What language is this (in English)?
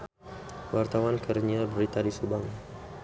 Sundanese